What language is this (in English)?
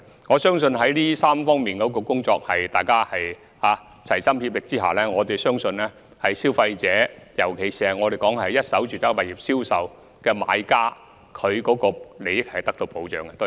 Cantonese